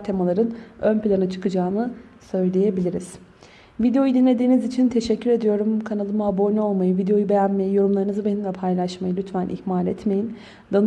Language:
Turkish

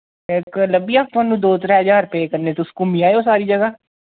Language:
Dogri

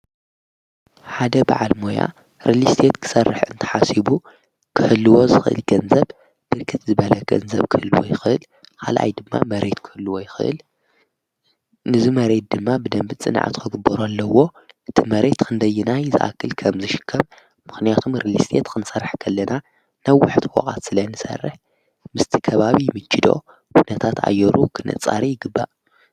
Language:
Tigrinya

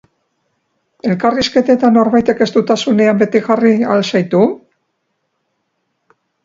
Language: Basque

